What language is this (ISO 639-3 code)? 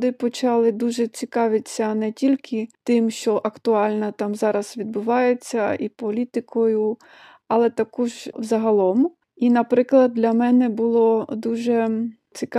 ukr